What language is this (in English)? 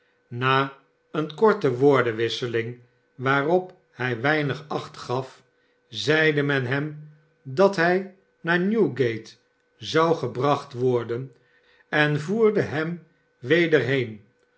Dutch